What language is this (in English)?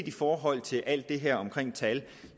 Danish